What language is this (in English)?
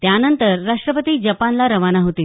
Marathi